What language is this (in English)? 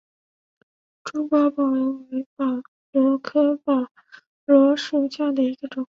Chinese